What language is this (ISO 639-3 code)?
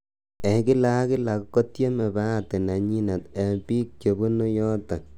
kln